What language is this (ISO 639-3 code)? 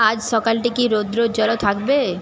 ben